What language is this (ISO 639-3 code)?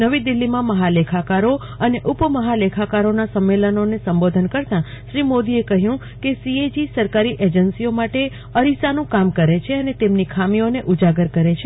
guj